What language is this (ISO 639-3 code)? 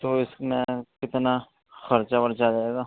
urd